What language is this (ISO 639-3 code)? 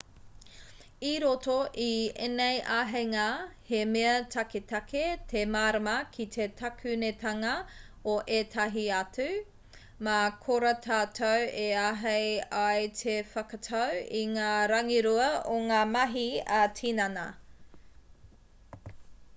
mri